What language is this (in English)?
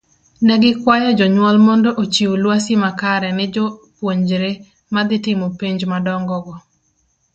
Luo (Kenya and Tanzania)